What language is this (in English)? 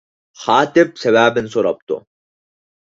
Uyghur